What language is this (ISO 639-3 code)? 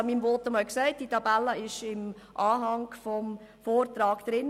gsw